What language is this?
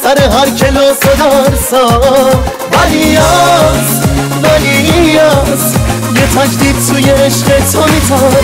Persian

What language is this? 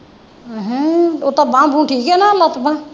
Punjabi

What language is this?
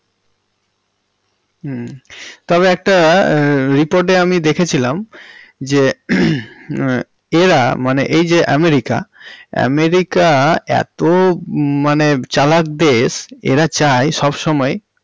Bangla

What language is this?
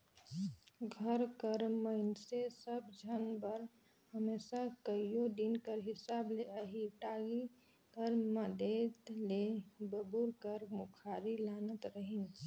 Chhattisgarhi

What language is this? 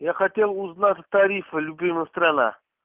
Russian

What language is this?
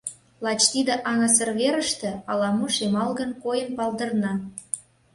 Mari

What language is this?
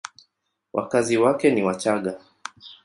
Swahili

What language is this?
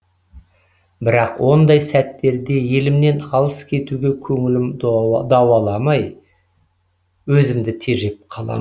Kazakh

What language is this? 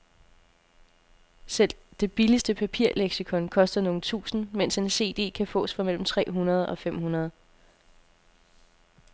Danish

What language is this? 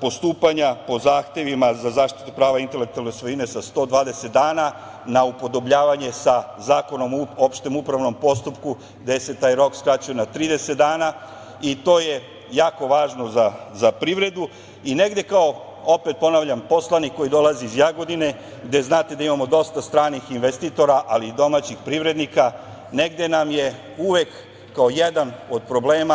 Serbian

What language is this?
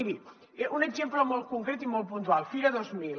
Catalan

